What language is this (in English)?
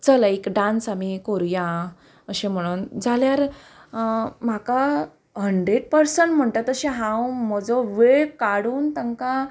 Konkani